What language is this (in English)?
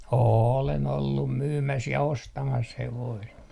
Finnish